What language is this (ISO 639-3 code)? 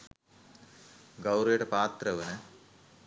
sin